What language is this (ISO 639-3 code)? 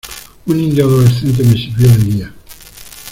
spa